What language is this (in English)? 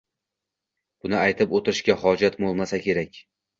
Uzbek